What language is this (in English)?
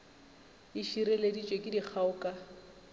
Northern Sotho